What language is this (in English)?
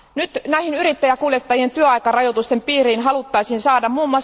Finnish